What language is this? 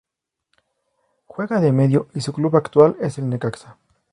Spanish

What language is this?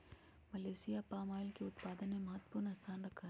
Magahi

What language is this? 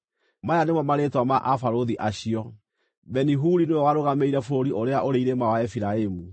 Kikuyu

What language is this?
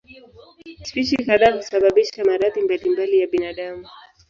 Swahili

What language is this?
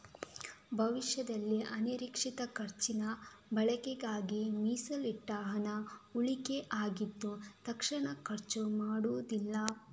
Kannada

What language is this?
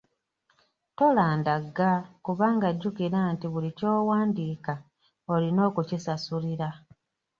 Ganda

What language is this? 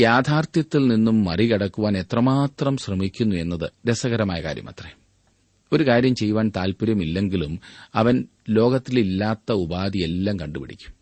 Malayalam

